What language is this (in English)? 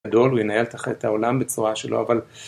Hebrew